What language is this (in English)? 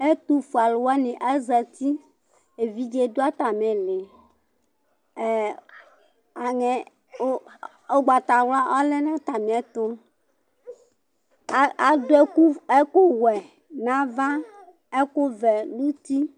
Ikposo